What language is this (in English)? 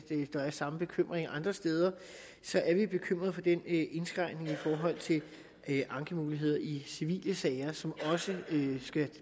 Danish